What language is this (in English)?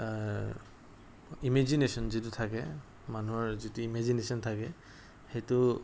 Assamese